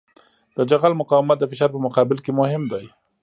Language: Pashto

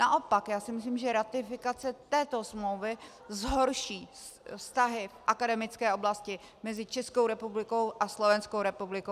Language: Czech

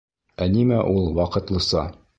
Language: Bashkir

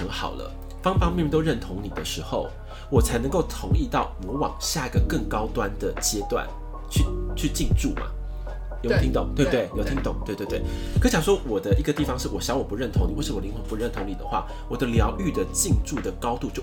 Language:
Chinese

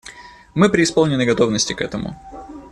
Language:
Russian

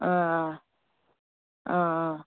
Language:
Kashmiri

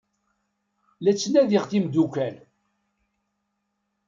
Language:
Kabyle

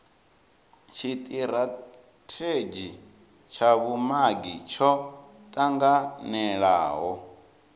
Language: Venda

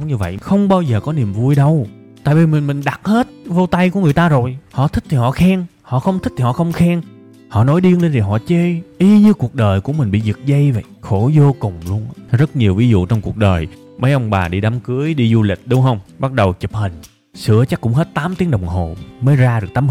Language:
Vietnamese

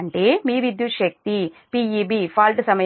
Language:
Telugu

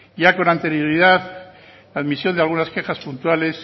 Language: Spanish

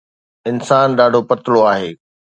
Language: Sindhi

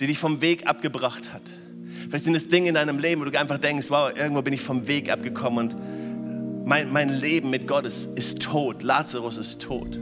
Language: German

